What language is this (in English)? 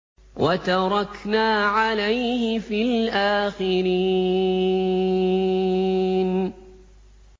Arabic